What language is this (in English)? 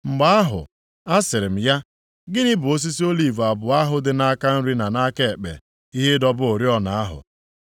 Igbo